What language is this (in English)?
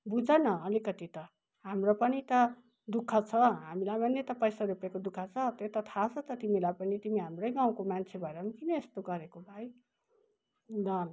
Nepali